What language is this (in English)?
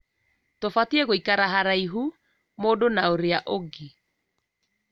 Kikuyu